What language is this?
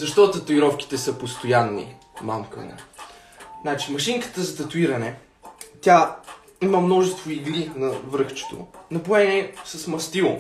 Bulgarian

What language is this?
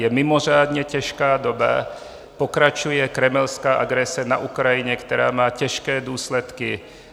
Czech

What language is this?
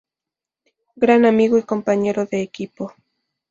Spanish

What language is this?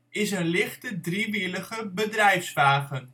Dutch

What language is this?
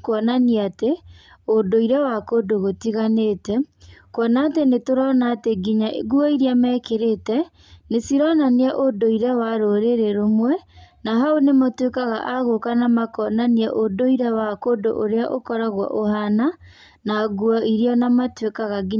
Kikuyu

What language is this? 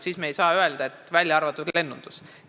Estonian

